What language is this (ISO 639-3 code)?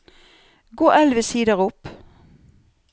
nor